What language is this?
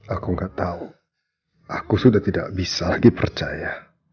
Indonesian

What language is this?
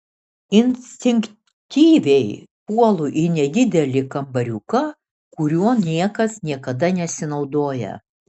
Lithuanian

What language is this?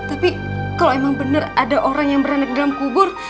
Indonesian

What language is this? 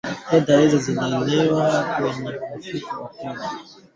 Swahili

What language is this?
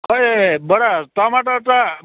Nepali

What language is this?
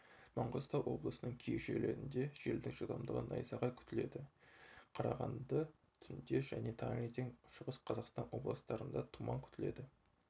Kazakh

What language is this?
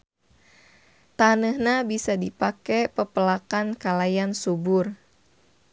Sundanese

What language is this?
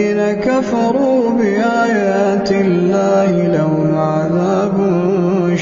Arabic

